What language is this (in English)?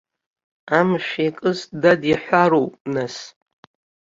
Abkhazian